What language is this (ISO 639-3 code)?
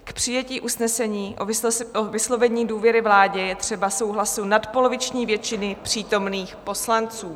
ces